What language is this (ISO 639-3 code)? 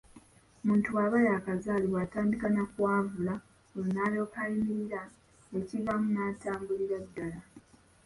lug